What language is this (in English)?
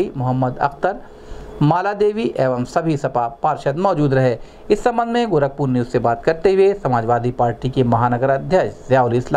Hindi